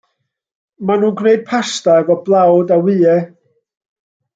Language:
Welsh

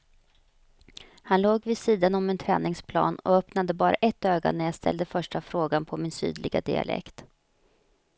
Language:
Swedish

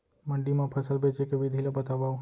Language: Chhattisgarhi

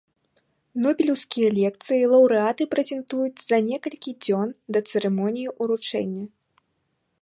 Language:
Belarusian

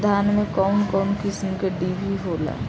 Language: Bhojpuri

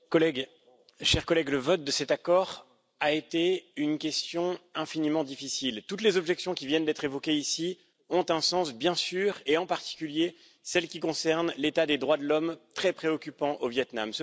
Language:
French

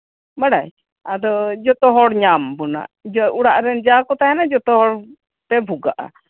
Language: Santali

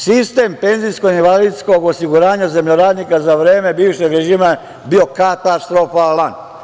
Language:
Serbian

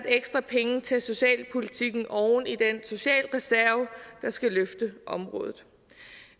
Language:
Danish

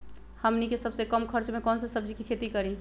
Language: Magahi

